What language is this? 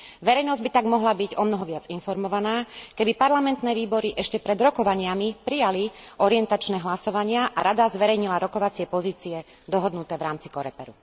Slovak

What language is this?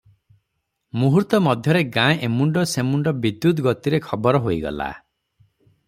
Odia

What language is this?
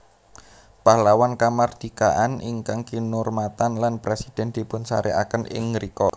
Javanese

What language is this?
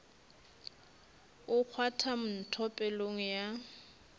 Northern Sotho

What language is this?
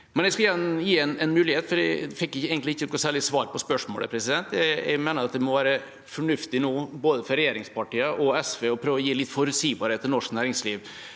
Norwegian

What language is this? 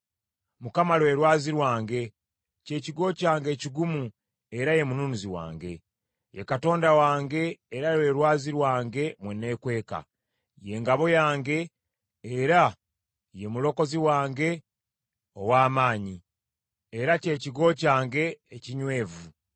Ganda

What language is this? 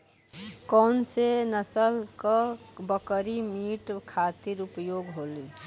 Bhojpuri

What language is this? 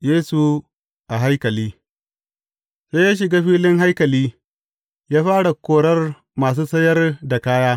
Hausa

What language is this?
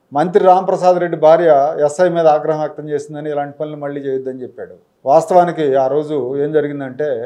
Telugu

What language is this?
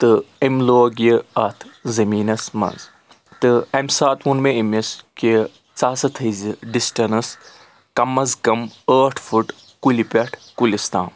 Kashmiri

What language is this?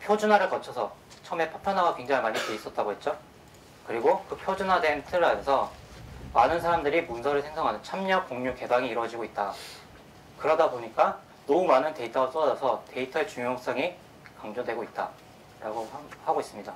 Korean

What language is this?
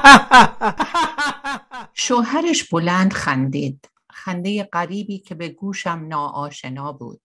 Persian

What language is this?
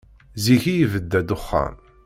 Kabyle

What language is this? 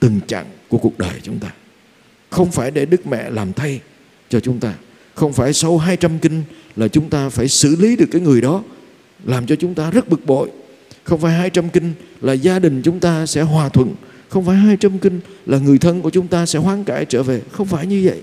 Vietnamese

